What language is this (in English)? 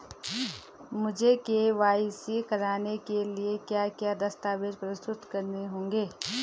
Hindi